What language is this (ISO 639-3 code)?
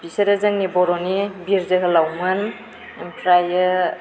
brx